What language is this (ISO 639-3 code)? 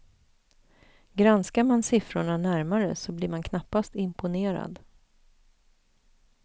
swe